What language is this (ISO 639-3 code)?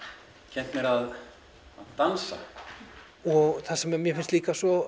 isl